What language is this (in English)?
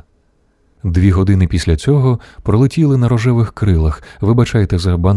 Ukrainian